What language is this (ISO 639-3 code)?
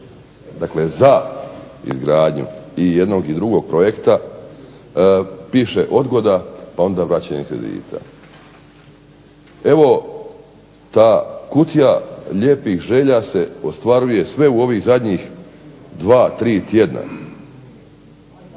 hrv